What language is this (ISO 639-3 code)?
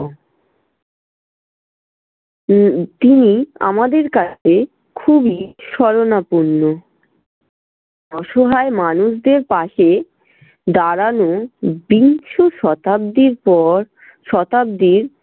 ben